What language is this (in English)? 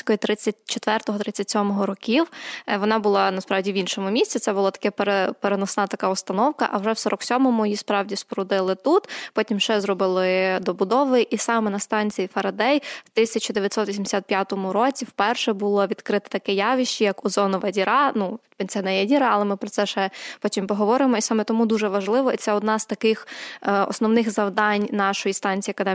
Ukrainian